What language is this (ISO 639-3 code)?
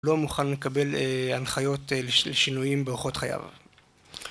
heb